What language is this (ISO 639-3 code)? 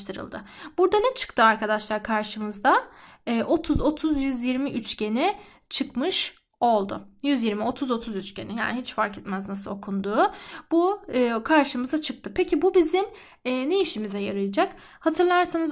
tur